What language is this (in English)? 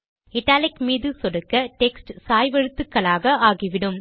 Tamil